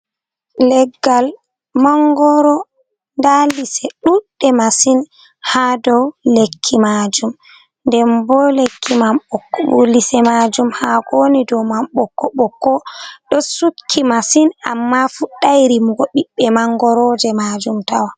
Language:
Fula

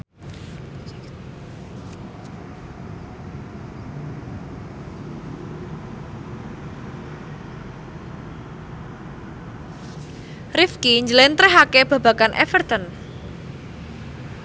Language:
Javanese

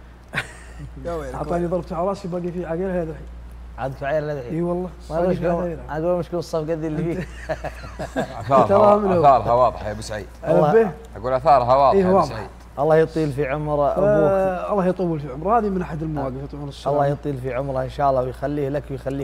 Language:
Arabic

